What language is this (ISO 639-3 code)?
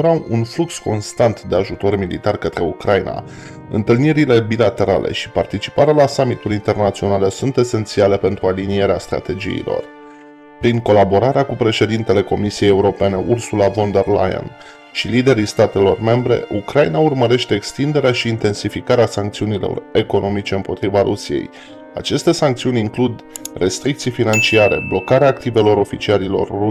ron